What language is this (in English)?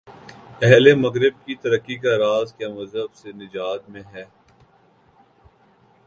Urdu